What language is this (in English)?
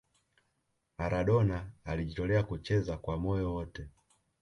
Swahili